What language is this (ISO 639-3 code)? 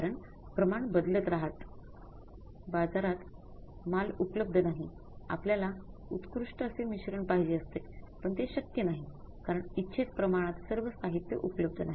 mar